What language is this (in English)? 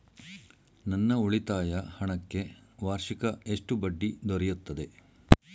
Kannada